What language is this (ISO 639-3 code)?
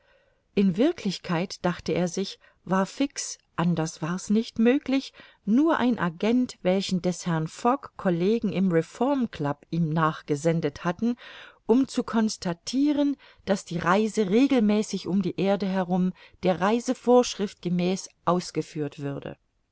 deu